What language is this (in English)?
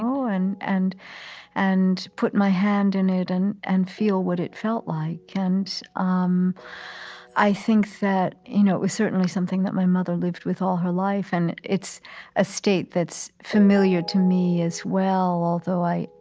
English